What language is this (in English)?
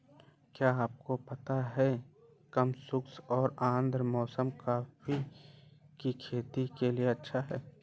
Hindi